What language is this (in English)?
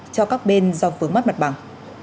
Vietnamese